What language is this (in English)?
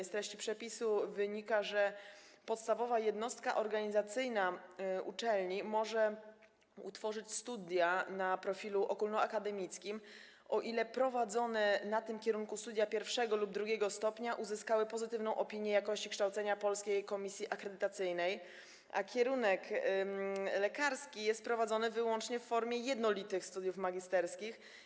Polish